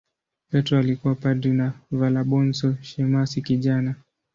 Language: Swahili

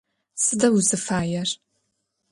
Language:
Adyghe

